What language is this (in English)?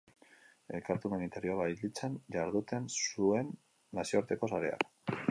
Basque